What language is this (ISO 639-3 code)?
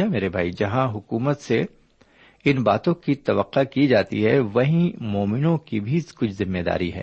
urd